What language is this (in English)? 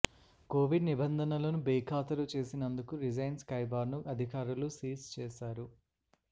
Telugu